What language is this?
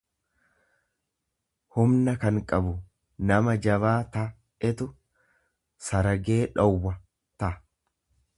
Oromo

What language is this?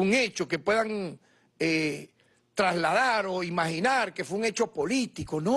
Spanish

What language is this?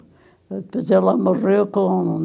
Portuguese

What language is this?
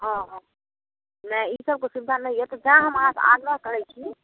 Maithili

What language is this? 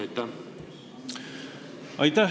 Estonian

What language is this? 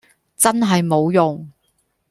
Cantonese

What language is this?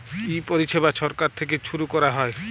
Bangla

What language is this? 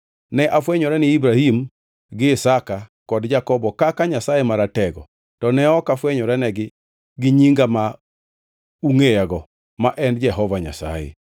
Luo (Kenya and Tanzania)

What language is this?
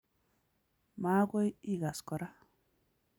Kalenjin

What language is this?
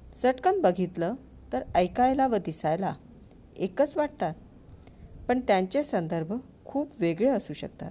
Hindi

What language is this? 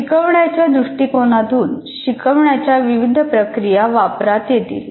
Marathi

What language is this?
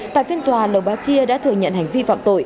Vietnamese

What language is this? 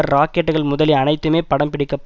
Tamil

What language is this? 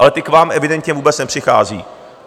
Czech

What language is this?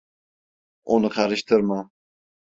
Turkish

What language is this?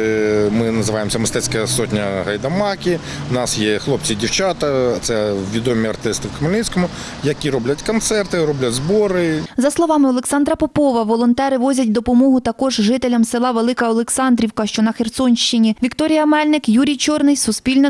Ukrainian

